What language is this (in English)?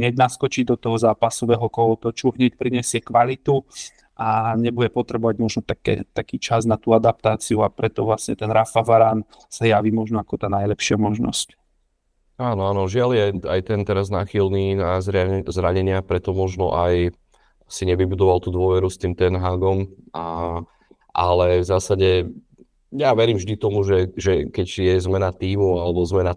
Slovak